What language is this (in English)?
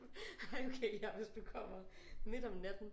Danish